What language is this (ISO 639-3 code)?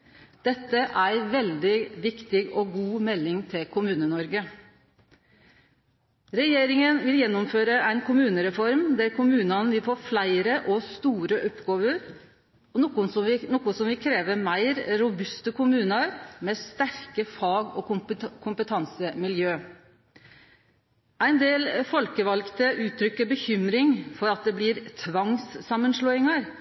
nno